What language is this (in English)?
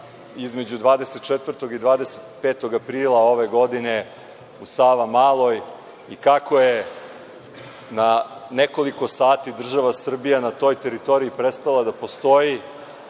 Serbian